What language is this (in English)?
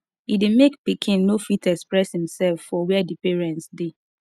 Nigerian Pidgin